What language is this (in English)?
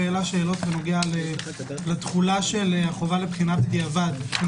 Hebrew